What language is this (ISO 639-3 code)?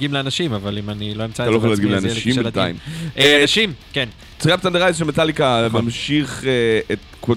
heb